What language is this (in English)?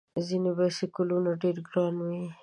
Pashto